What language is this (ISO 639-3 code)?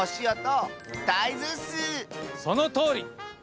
jpn